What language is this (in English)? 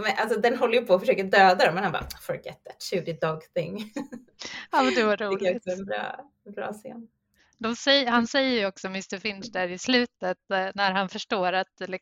Swedish